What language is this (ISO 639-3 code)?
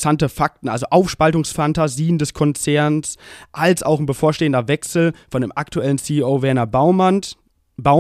deu